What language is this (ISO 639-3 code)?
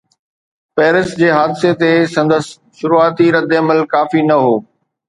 snd